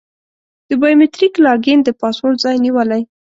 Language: Pashto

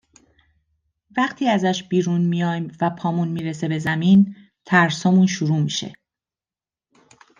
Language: Persian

